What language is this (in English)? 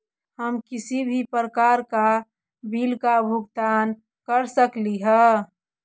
Magahi